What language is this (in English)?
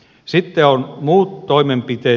Finnish